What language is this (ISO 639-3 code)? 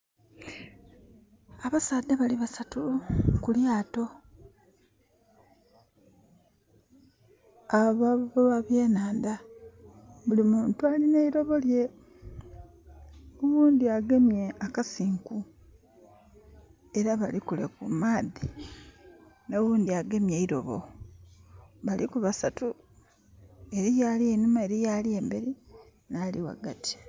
xog